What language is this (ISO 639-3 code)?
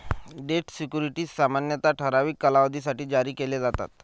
mar